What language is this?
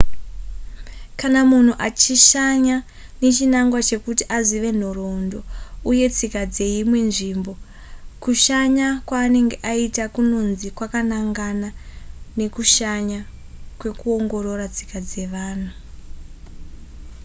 Shona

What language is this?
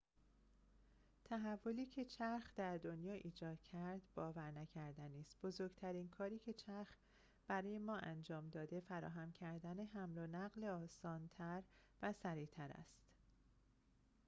Persian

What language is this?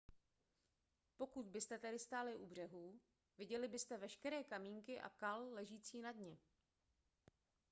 Czech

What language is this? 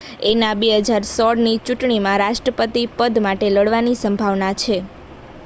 Gujarati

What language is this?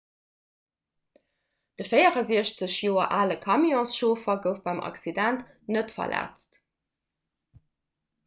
Luxembourgish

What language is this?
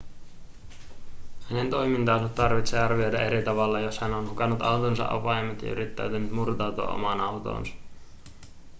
Finnish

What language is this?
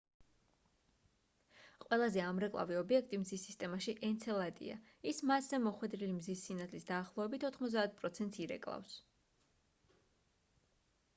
Georgian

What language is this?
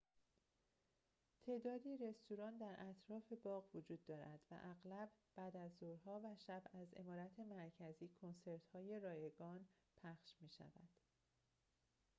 Persian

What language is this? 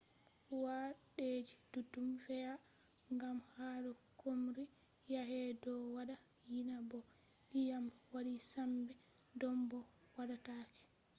Fula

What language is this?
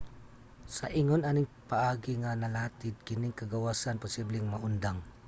Cebuano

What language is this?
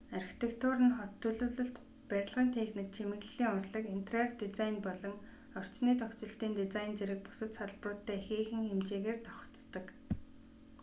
Mongolian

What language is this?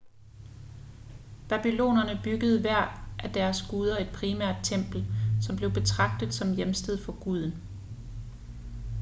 Danish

